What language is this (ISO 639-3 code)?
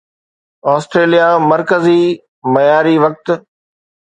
snd